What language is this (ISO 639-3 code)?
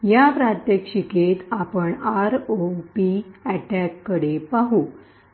mar